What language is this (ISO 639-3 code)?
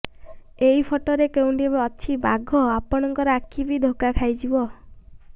ori